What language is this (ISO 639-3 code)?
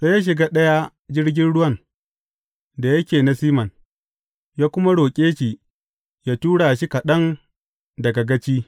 hau